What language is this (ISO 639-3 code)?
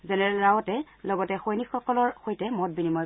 asm